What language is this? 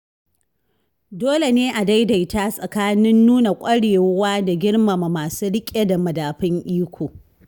Hausa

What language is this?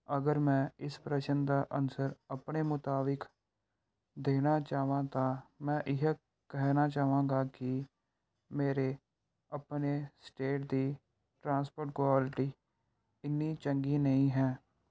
Punjabi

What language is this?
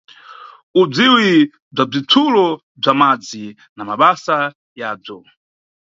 Nyungwe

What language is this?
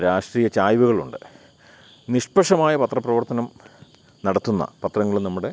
Malayalam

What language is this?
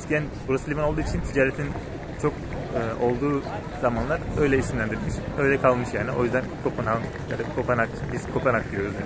Turkish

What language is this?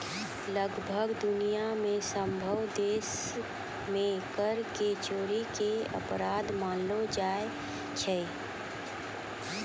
Maithili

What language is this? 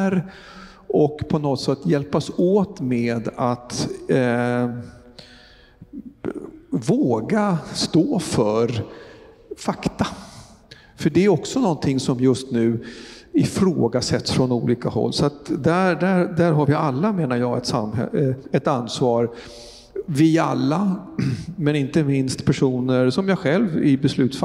Swedish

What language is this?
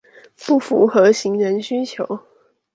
Chinese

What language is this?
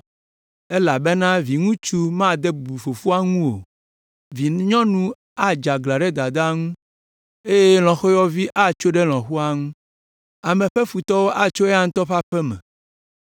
Ewe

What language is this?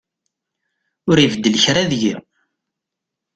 Kabyle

